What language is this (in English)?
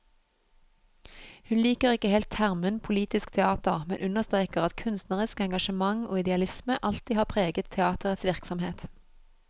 Norwegian